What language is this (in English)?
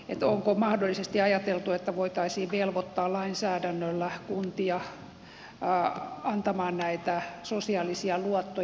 Finnish